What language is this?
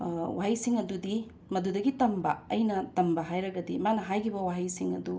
Manipuri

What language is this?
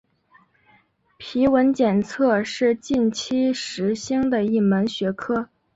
Chinese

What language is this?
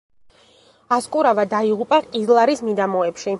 Georgian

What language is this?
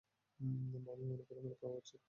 Bangla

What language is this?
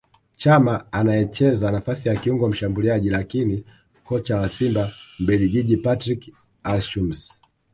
Swahili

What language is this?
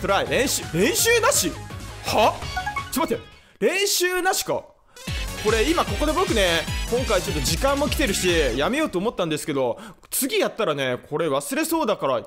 Japanese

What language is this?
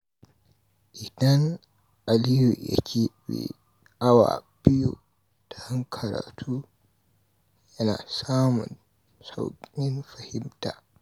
Hausa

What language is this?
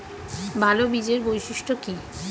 Bangla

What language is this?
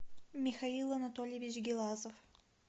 Russian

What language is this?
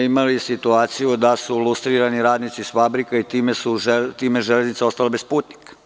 Serbian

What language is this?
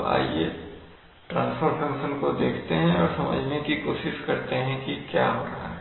Hindi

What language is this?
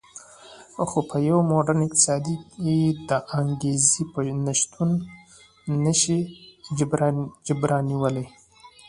Pashto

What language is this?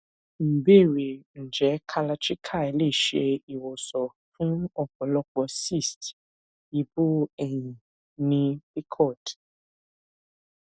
Yoruba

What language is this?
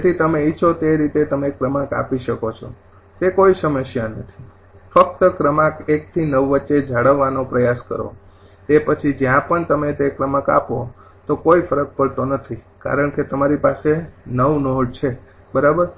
Gujarati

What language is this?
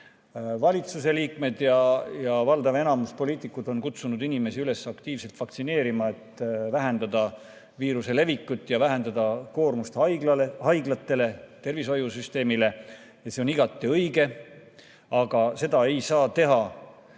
Estonian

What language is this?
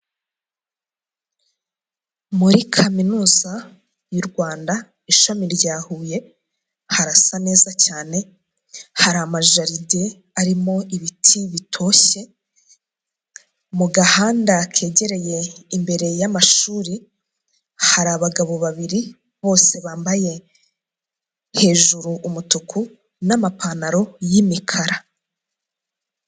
Kinyarwanda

